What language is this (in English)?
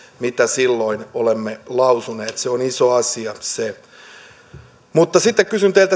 Finnish